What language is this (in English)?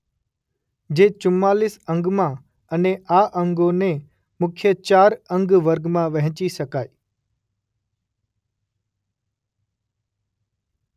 Gujarati